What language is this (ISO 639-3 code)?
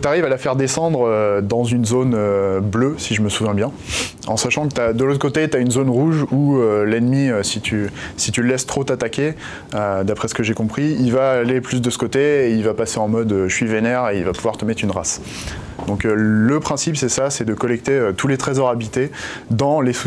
fra